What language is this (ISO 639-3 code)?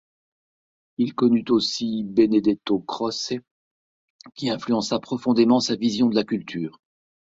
fra